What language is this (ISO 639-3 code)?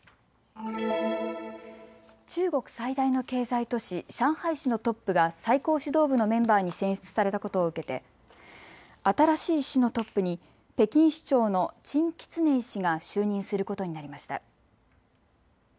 jpn